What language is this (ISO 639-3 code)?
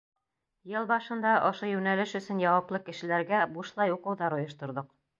bak